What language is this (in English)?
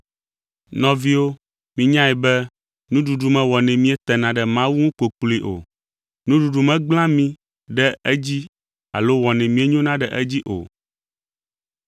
Ewe